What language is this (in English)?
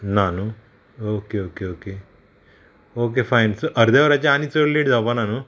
Konkani